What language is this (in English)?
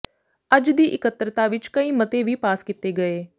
Punjabi